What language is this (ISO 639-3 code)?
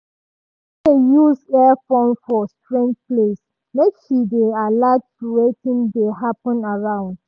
pcm